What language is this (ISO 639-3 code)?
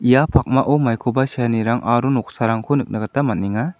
grt